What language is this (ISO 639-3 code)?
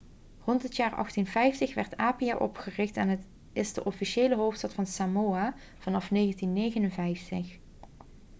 nld